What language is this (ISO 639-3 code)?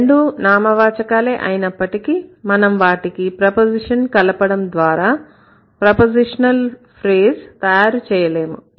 tel